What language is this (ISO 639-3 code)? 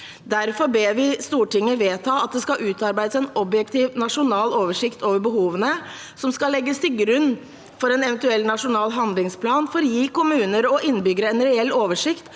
nor